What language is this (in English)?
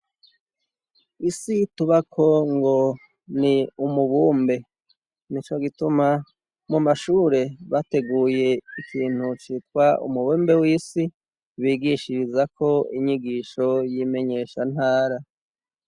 Rundi